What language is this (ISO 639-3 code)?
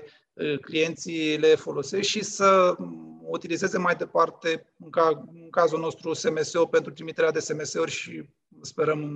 ron